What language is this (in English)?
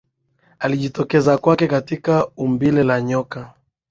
Swahili